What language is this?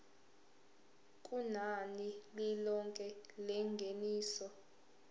Zulu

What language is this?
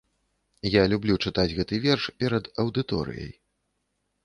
Belarusian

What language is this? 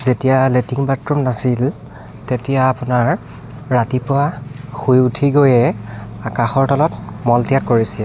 Assamese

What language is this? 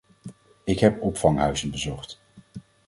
Dutch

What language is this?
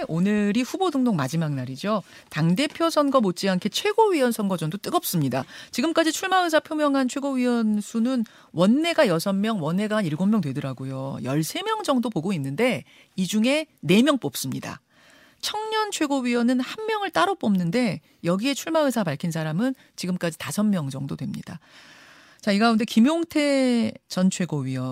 Korean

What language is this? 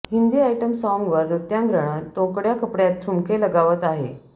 Marathi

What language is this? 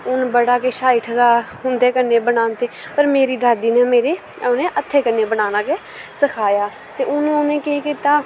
Dogri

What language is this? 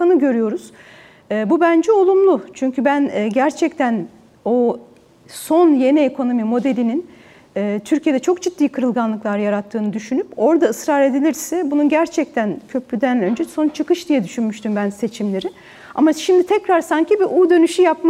Turkish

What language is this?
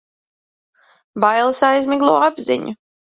Latvian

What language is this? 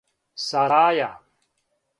Serbian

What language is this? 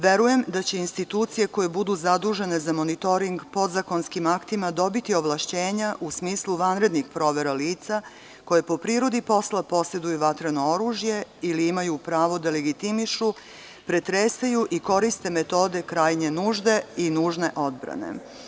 Serbian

